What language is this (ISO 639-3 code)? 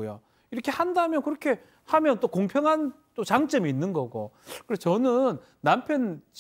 kor